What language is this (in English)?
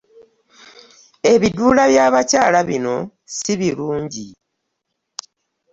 Ganda